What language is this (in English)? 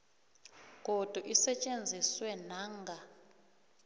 South Ndebele